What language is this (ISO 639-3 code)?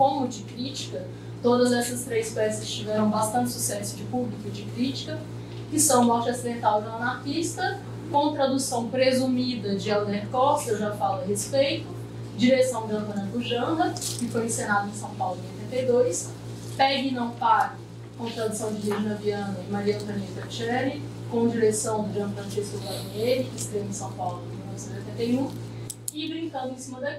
por